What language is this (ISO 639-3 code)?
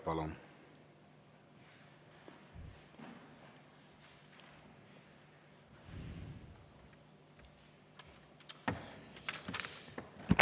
est